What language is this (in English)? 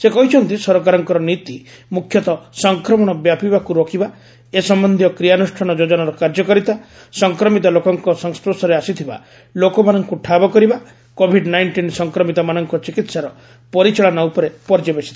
Odia